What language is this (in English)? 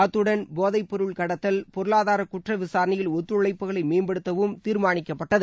Tamil